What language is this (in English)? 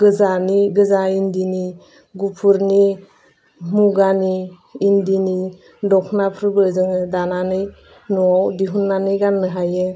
Bodo